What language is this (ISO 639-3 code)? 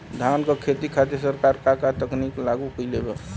bho